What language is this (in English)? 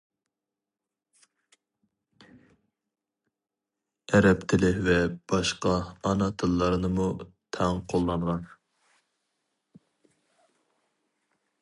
Uyghur